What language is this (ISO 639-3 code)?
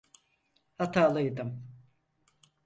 tur